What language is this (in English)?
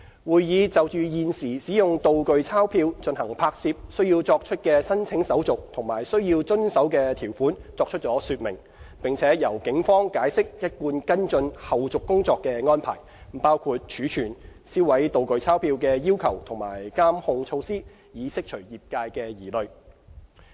Cantonese